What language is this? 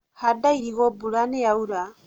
Kikuyu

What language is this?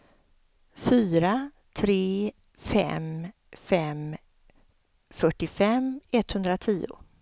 Swedish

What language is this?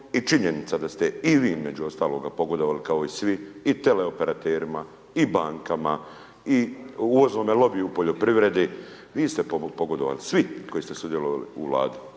Croatian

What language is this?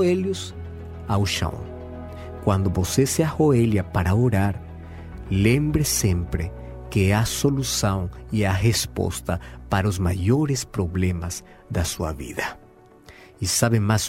Portuguese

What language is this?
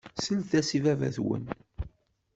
Kabyle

